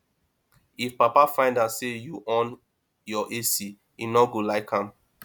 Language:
Nigerian Pidgin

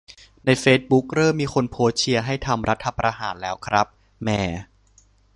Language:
Thai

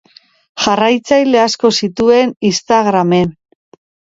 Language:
Basque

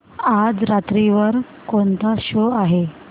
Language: Marathi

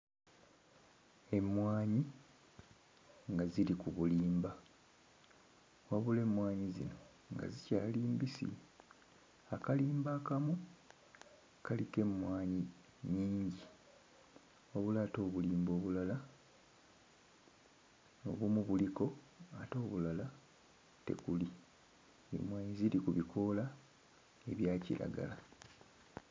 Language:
Ganda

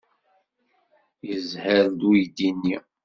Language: Kabyle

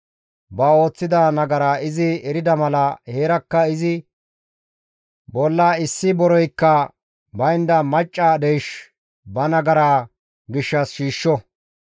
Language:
Gamo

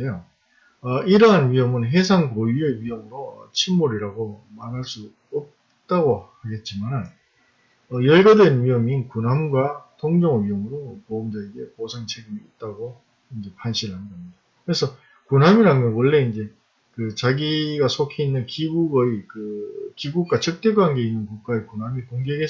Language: Korean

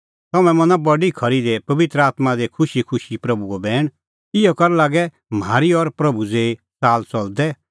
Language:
Kullu Pahari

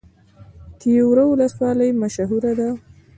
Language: Pashto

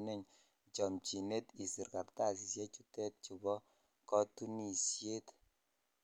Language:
Kalenjin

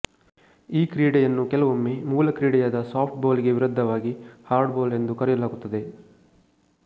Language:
Kannada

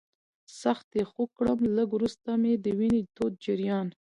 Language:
Pashto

